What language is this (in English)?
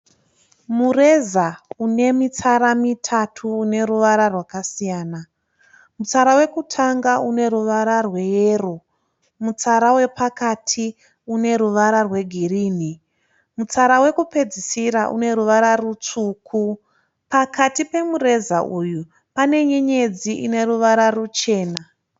Shona